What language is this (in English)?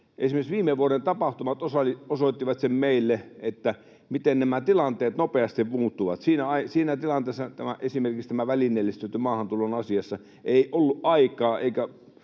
Finnish